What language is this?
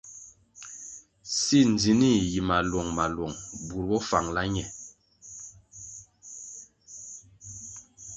Kwasio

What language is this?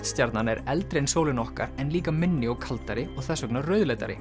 Icelandic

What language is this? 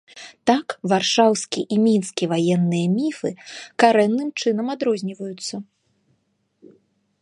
Belarusian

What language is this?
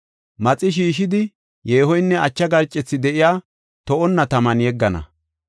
Gofa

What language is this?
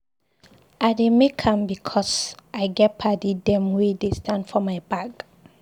Nigerian Pidgin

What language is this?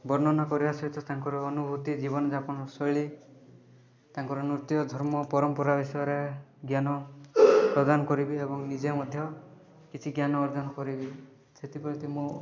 Odia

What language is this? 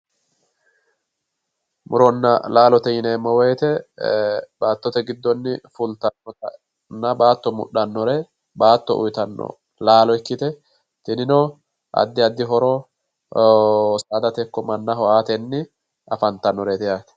Sidamo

